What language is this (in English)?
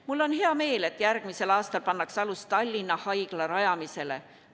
Estonian